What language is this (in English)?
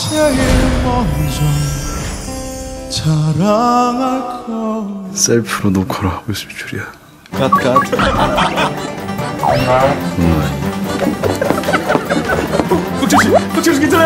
Korean